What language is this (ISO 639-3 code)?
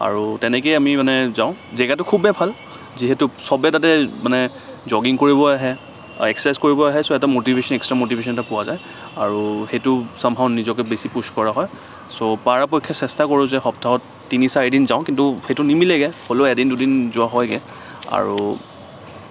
asm